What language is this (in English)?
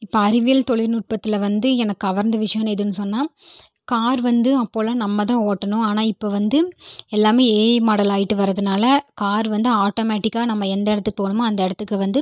Tamil